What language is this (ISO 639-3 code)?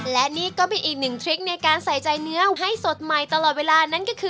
tha